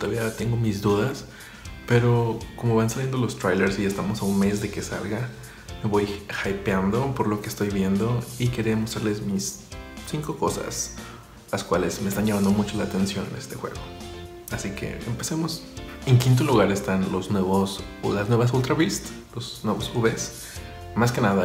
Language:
Spanish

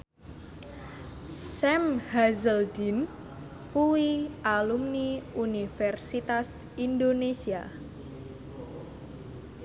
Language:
Javanese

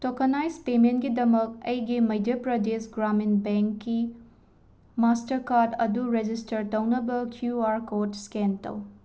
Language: Manipuri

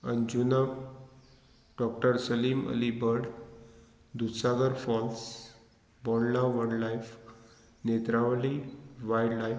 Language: Konkani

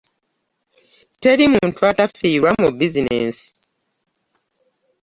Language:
Ganda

